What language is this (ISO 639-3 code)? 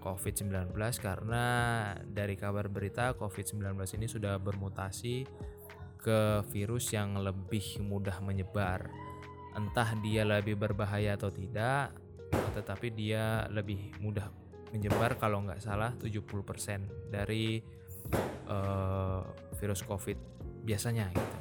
ind